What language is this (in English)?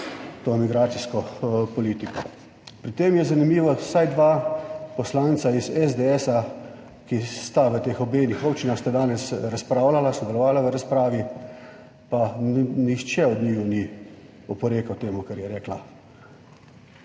Slovenian